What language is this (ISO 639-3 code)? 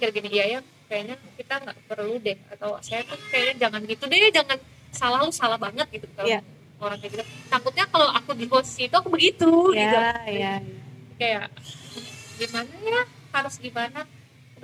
ind